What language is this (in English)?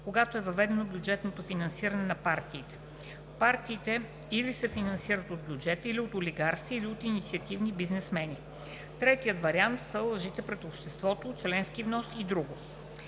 Bulgarian